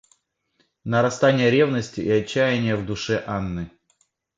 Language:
Russian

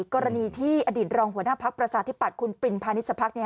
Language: Thai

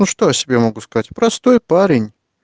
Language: Russian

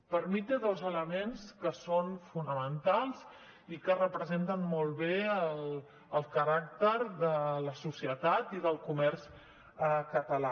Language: Catalan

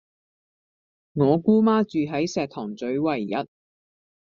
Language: Cantonese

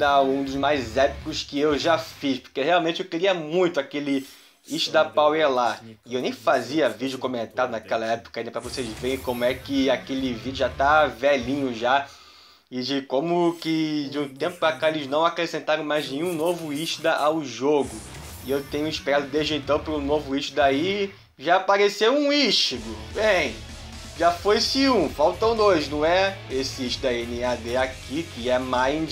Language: Portuguese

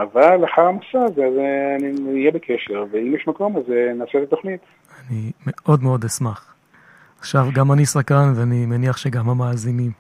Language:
Hebrew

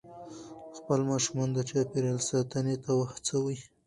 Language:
Pashto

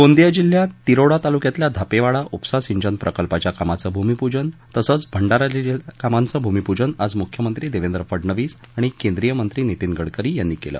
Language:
Marathi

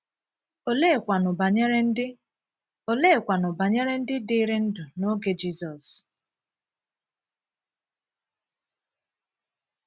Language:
Igbo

